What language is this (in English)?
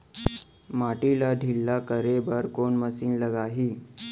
Chhattisgarhi